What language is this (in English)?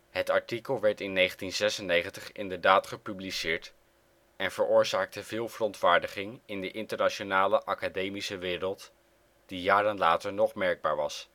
Dutch